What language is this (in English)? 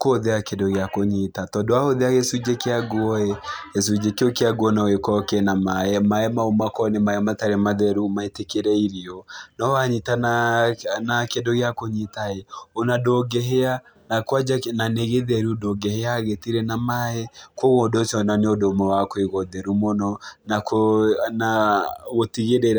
Kikuyu